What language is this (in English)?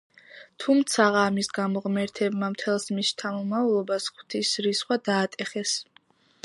Georgian